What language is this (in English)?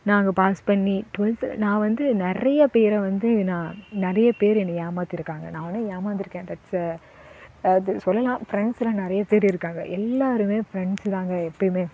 Tamil